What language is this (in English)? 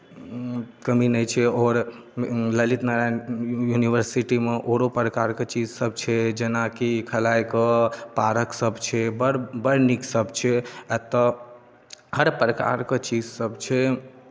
Maithili